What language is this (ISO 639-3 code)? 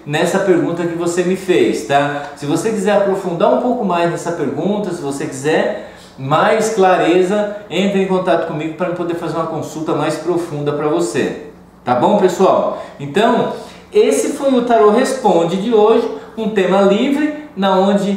por